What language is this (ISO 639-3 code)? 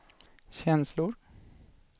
swe